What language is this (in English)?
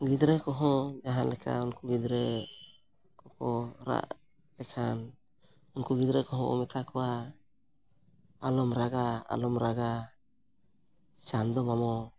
Santali